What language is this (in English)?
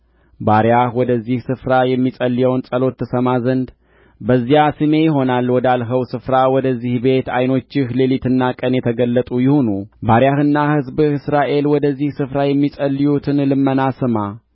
Amharic